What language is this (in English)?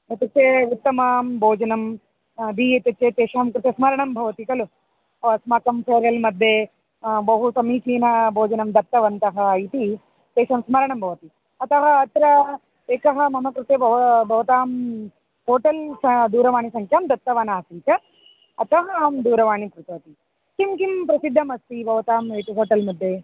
Sanskrit